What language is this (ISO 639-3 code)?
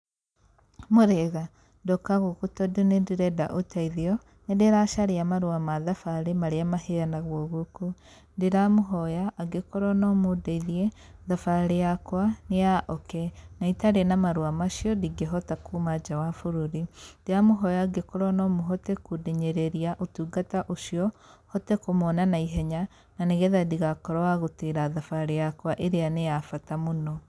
kik